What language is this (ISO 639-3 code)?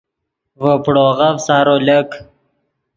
ydg